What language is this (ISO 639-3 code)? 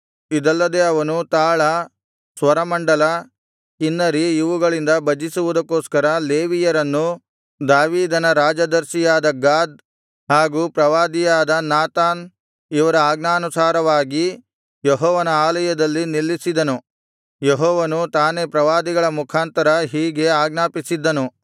kan